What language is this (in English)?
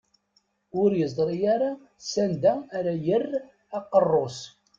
Kabyle